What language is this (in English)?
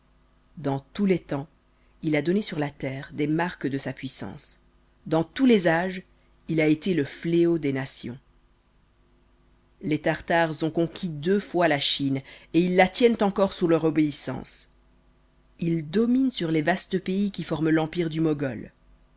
French